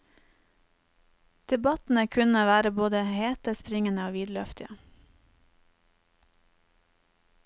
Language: Norwegian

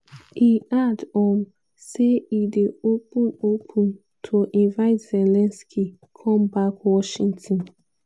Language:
Nigerian Pidgin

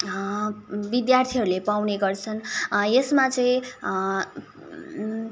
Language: Nepali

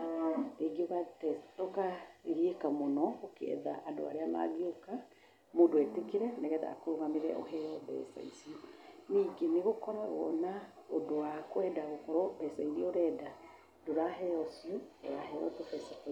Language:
Kikuyu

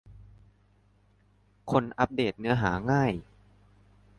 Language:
Thai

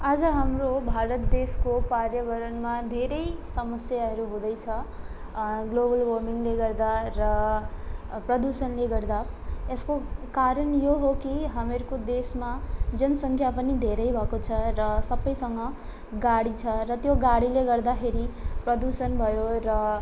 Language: Nepali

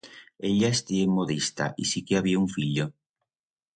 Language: Aragonese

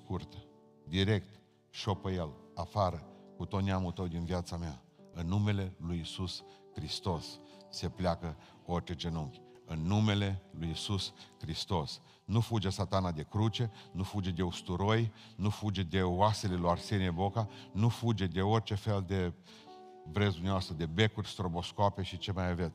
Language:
Romanian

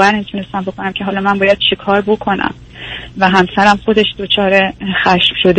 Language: Persian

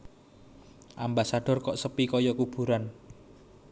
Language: Javanese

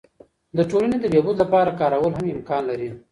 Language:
Pashto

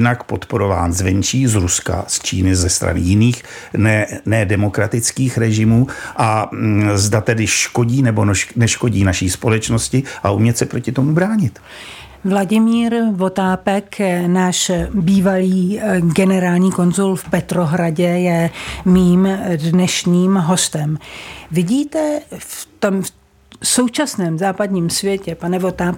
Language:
Czech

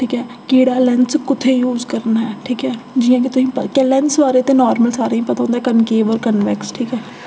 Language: Dogri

